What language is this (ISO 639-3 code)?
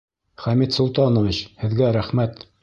bak